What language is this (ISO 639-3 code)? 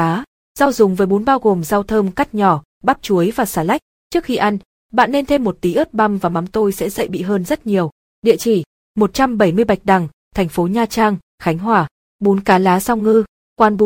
vie